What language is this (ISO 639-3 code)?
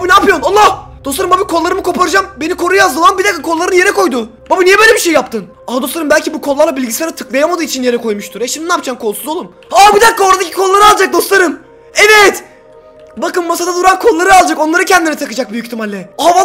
tur